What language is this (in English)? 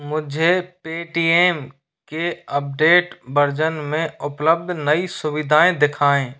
Hindi